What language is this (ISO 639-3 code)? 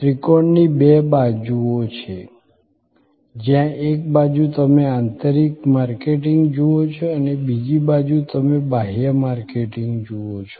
guj